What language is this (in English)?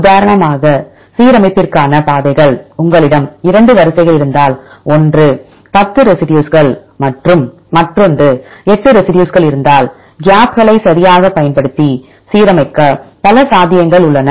Tamil